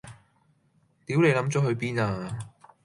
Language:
Cantonese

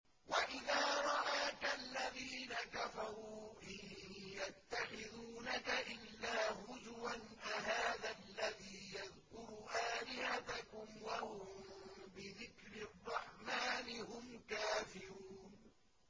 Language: Arabic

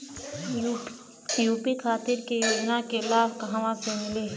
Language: Bhojpuri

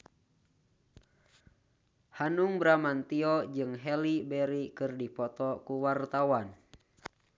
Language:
Sundanese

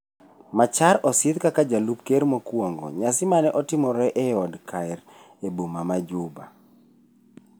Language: Luo (Kenya and Tanzania)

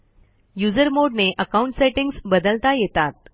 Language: Marathi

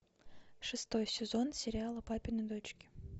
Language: Russian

